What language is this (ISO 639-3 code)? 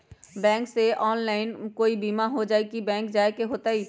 mag